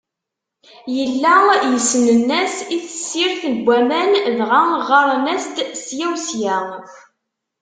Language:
Kabyle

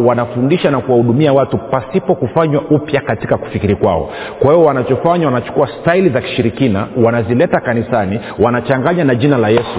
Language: Swahili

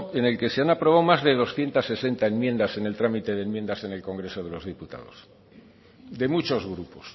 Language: Spanish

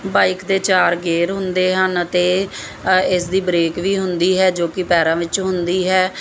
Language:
Punjabi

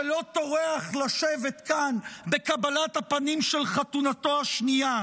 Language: Hebrew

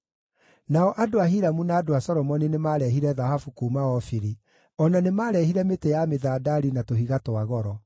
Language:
Kikuyu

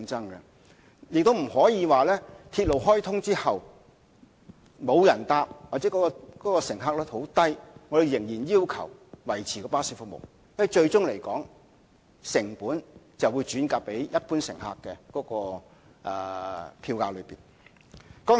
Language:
Cantonese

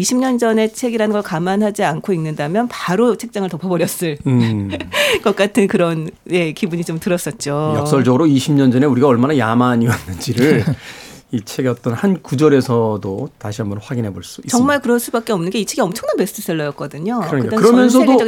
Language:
Korean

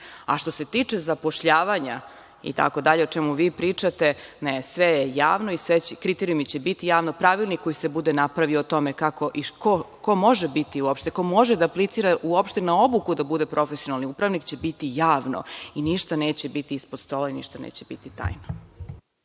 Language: Serbian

